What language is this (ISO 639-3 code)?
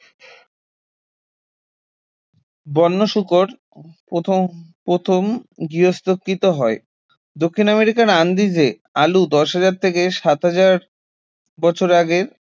ben